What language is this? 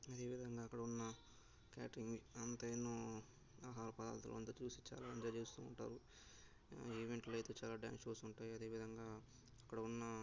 Telugu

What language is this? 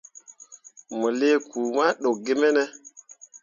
Mundang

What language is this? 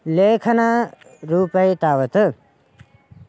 Sanskrit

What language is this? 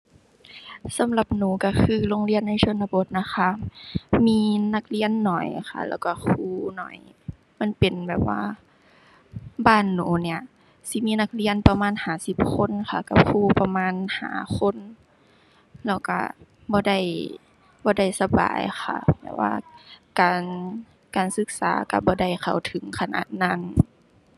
Thai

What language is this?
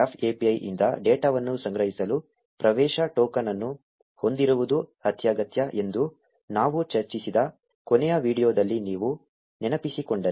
Kannada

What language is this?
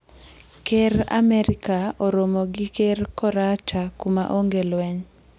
Luo (Kenya and Tanzania)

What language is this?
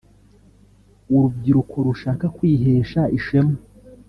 Kinyarwanda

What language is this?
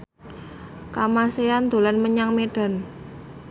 Javanese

